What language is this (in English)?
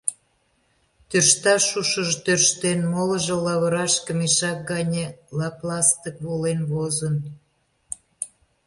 Mari